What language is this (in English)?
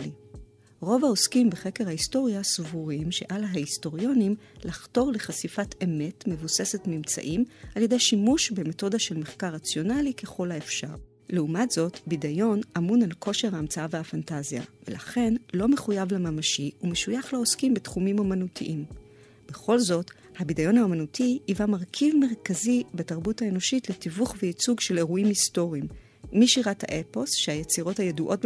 Hebrew